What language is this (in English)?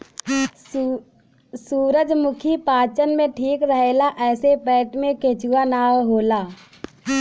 Bhojpuri